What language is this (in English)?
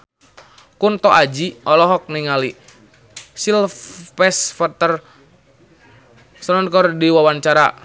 Sundanese